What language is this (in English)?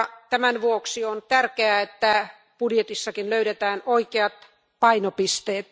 Finnish